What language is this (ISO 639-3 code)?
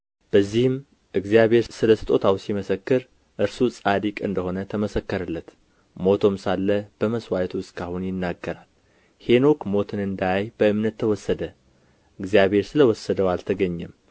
amh